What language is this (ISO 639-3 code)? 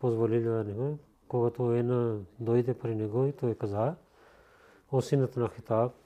bul